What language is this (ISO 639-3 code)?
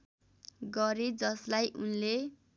nep